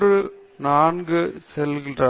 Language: Tamil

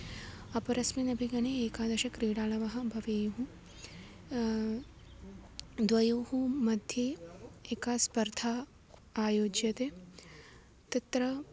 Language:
Sanskrit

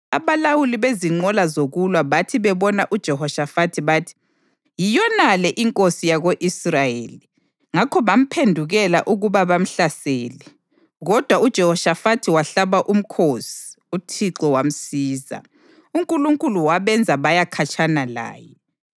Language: North Ndebele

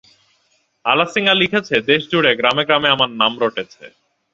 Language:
Bangla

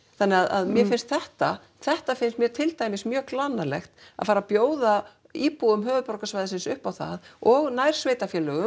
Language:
Icelandic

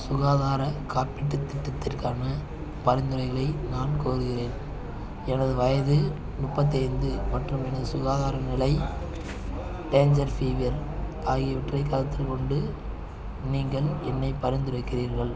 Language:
Tamil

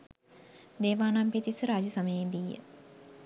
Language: Sinhala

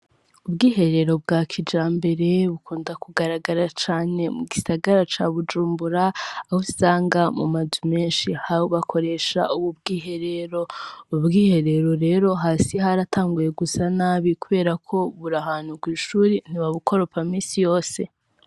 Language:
Rundi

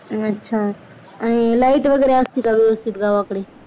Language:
Marathi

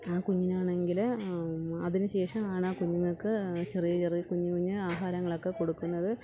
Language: Malayalam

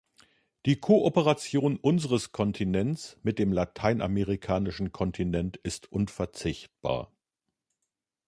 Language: German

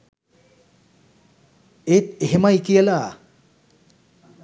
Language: Sinhala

